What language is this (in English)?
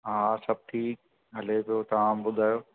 Sindhi